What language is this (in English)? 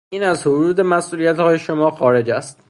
Persian